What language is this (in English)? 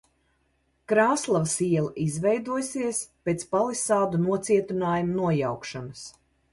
Latvian